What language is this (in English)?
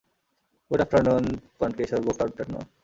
Bangla